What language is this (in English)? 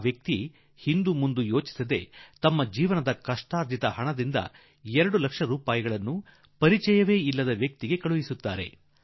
Kannada